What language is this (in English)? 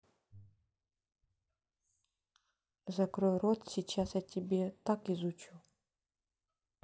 Russian